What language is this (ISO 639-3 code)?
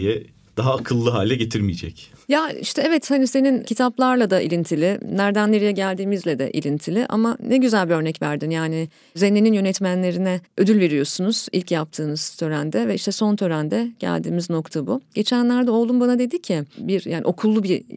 tur